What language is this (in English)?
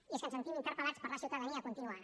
Catalan